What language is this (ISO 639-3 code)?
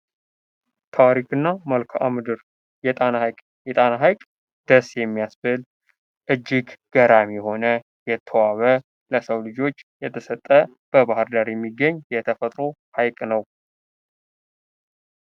amh